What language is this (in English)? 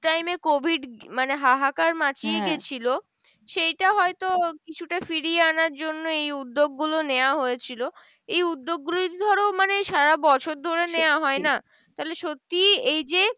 Bangla